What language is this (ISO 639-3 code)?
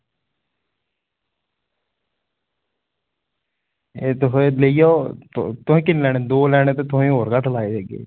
doi